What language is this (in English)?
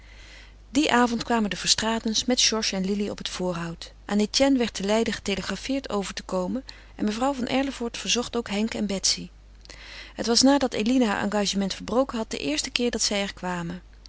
Dutch